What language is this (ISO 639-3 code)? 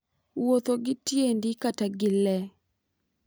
luo